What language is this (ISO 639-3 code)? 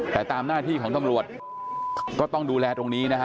tha